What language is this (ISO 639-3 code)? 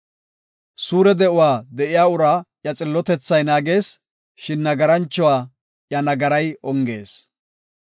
gof